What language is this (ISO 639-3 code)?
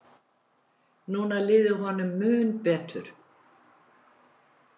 isl